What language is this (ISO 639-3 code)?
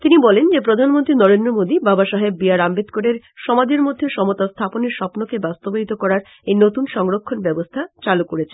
ben